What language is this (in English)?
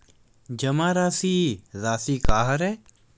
Chhattisgarhi